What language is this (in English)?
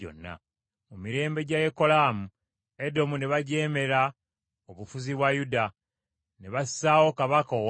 Ganda